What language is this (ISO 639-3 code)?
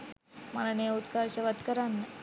sin